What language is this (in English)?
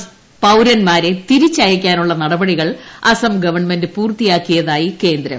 Malayalam